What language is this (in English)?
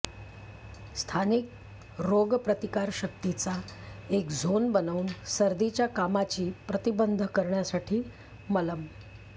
Marathi